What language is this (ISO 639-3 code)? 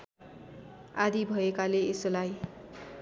nep